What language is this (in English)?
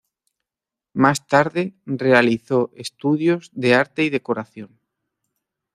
Spanish